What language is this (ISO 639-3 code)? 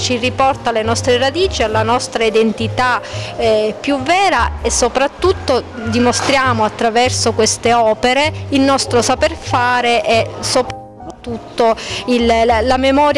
ita